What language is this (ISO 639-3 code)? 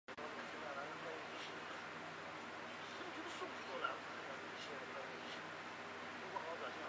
zho